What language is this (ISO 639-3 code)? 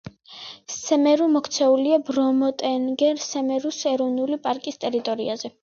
kat